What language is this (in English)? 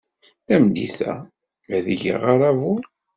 Kabyle